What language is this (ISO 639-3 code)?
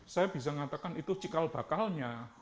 ind